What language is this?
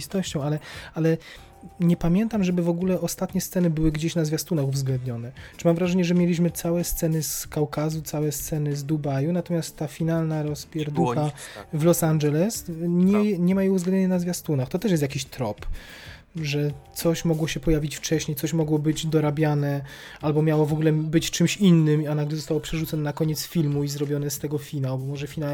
Polish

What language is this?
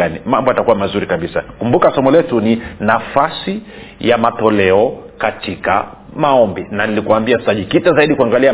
Swahili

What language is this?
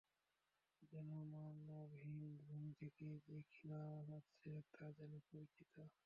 Bangla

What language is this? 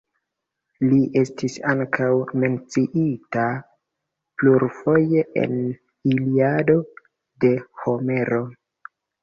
Esperanto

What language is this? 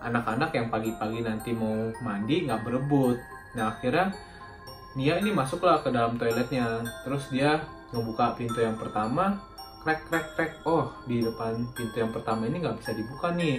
Indonesian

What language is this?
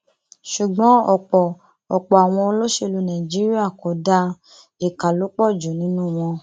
Yoruba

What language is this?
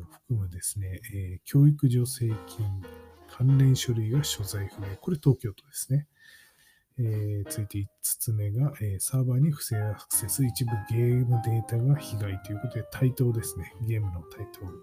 Japanese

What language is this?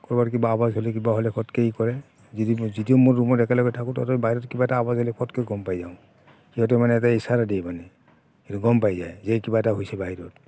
Assamese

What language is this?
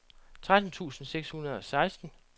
Danish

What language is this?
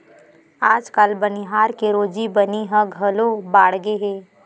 Chhattisgarhi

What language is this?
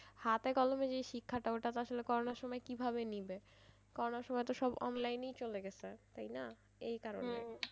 Bangla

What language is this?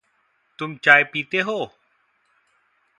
Hindi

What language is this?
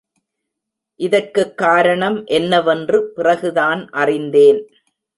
Tamil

